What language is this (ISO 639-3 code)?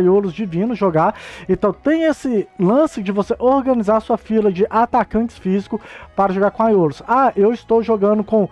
por